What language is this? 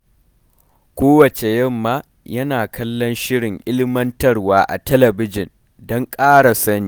Hausa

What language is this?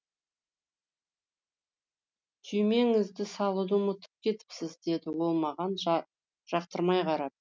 Kazakh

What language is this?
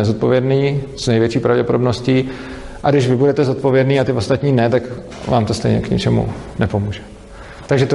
Czech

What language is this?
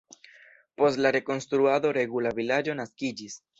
Esperanto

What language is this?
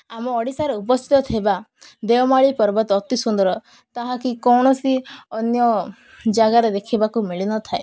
Odia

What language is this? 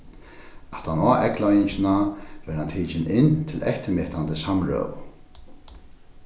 Faroese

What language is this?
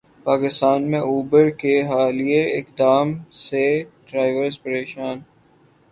Urdu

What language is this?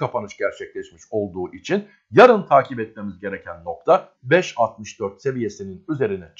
Turkish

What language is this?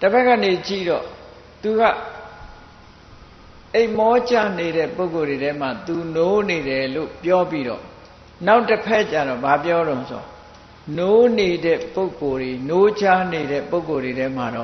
Thai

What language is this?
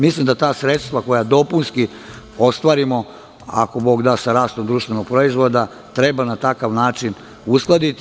Serbian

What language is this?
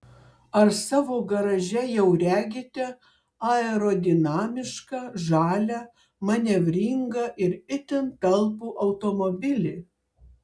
Lithuanian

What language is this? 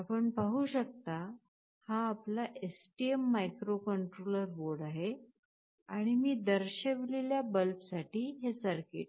Marathi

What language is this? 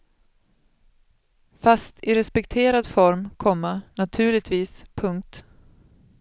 Swedish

